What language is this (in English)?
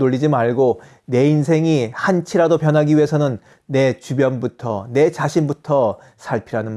Korean